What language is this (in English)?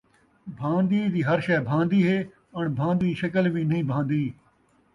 Saraiki